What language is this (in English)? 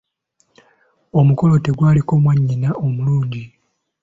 Ganda